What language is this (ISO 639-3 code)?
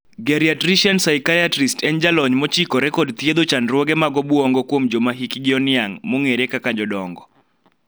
luo